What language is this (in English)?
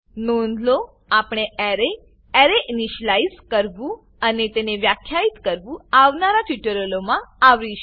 Gujarati